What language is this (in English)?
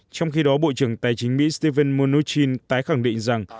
Vietnamese